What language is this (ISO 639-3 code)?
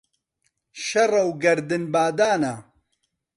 ckb